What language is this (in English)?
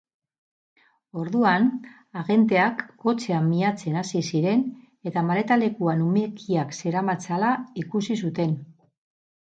Basque